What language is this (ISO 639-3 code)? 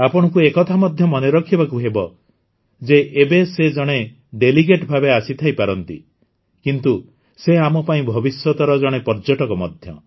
ori